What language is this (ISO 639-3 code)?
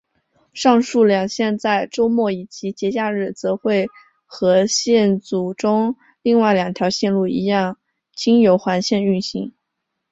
zho